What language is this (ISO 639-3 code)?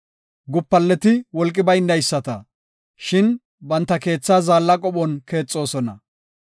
gof